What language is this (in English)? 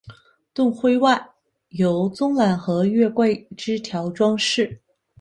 Chinese